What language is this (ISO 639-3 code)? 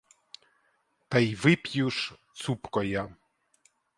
ukr